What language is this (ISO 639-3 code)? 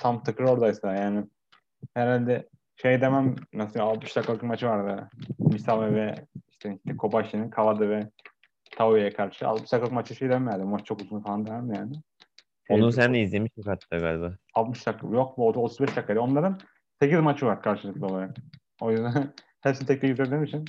tur